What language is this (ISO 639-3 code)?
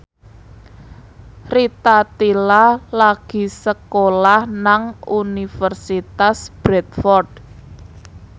jav